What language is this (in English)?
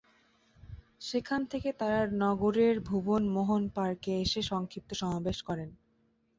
Bangla